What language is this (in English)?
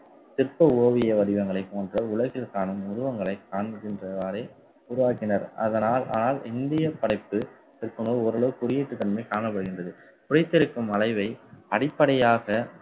Tamil